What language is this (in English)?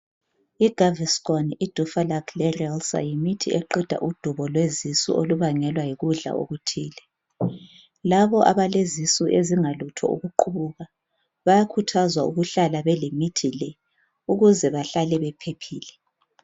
North Ndebele